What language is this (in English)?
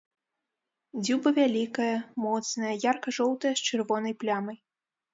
Belarusian